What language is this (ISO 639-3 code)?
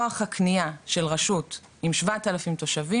heb